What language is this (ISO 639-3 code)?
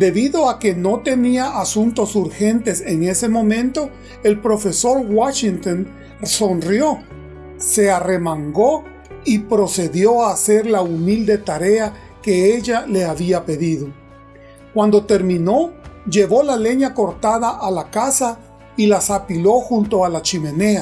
spa